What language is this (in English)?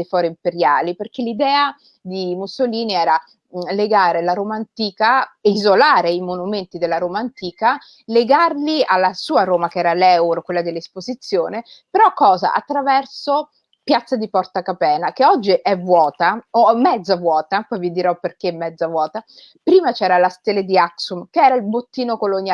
Italian